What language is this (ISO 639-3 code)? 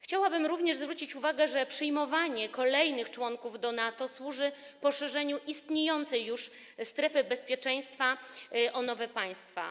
pol